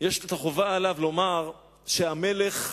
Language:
Hebrew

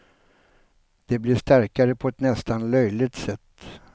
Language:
Swedish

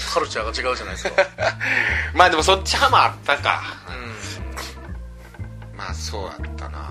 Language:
Japanese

